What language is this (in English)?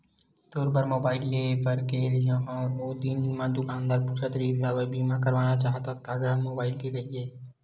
Chhattisgarhi